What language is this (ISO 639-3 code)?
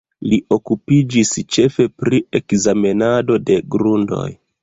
epo